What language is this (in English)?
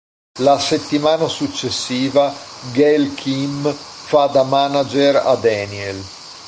Italian